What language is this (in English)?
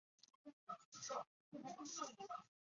Chinese